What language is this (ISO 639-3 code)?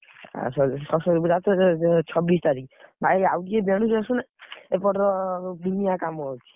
ori